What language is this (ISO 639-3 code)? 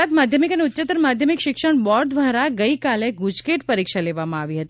guj